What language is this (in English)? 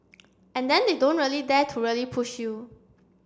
English